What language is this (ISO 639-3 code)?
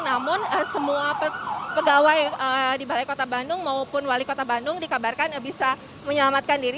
ind